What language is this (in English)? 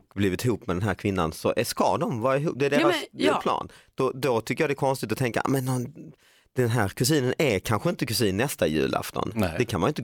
Swedish